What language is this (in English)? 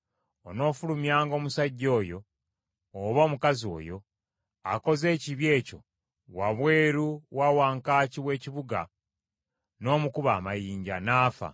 Ganda